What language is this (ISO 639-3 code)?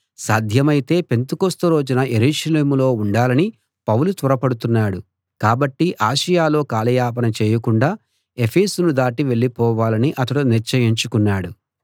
tel